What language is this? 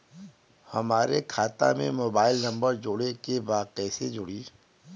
Bhojpuri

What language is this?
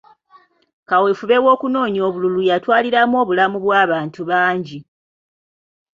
Ganda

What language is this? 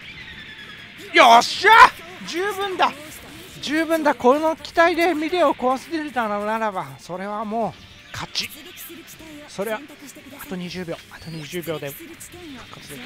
Japanese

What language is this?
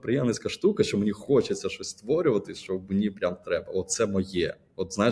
Ukrainian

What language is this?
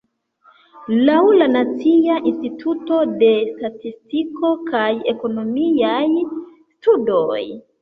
Esperanto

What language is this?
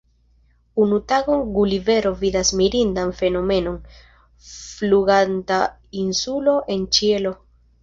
Esperanto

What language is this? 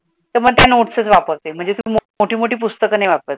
Marathi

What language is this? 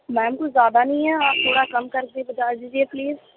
Urdu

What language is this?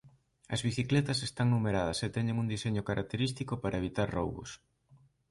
Galician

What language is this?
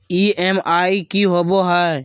Magahi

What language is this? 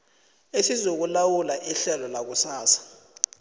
South Ndebele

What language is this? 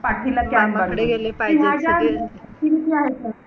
Marathi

